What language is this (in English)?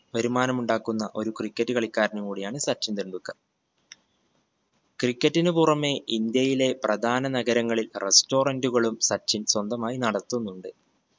Malayalam